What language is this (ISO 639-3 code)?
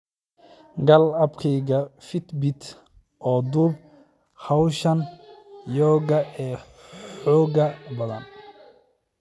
som